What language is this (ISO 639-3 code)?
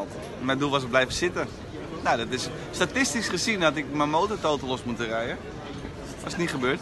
nld